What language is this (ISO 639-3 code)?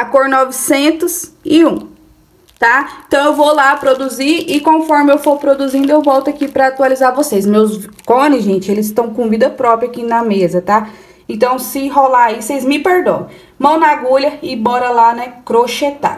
por